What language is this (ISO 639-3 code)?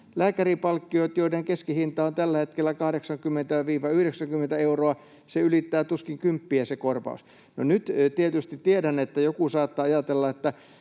fin